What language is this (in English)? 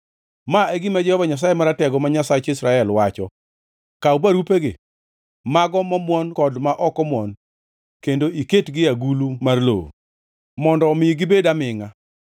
Luo (Kenya and Tanzania)